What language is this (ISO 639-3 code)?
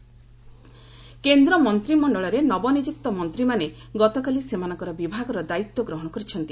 ori